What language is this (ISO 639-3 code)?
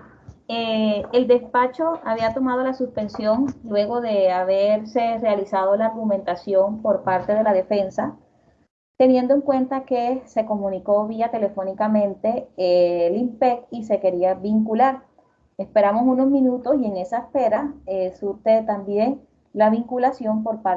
spa